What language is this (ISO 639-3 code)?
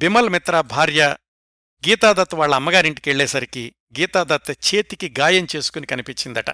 tel